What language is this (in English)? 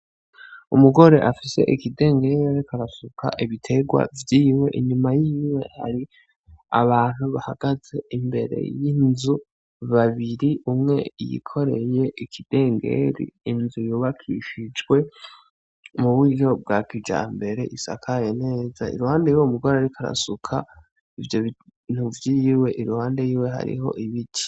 Rundi